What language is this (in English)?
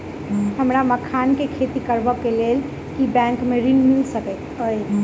Maithili